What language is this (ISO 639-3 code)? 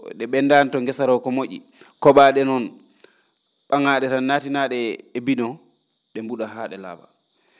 ful